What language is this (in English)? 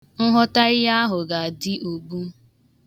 Igbo